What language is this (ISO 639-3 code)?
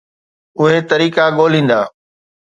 snd